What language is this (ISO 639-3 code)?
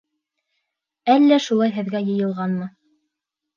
bak